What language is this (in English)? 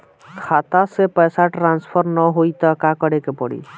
Bhojpuri